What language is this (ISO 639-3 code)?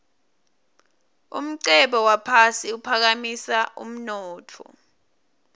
ssw